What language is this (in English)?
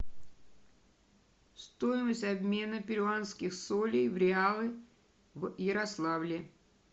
Russian